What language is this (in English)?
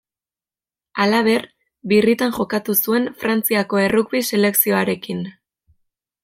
Basque